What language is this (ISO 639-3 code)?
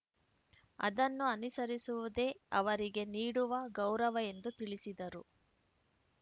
kan